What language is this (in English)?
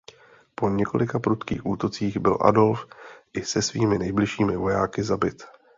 Czech